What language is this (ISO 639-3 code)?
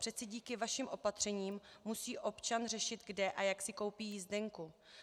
ces